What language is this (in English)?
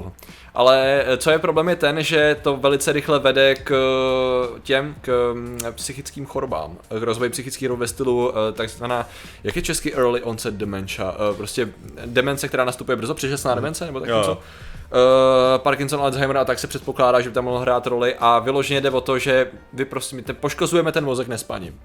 Czech